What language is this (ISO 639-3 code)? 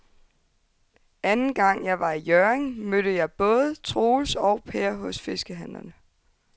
dan